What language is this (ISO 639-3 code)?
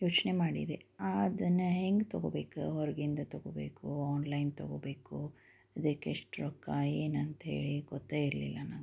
kan